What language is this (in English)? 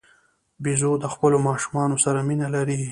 Pashto